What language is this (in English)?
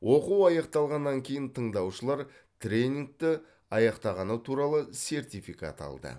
Kazakh